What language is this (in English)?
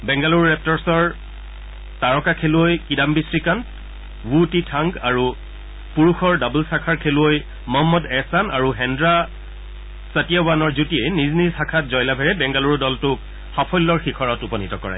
Assamese